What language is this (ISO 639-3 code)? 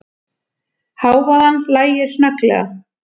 isl